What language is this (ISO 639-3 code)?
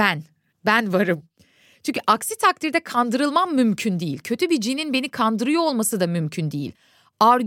tur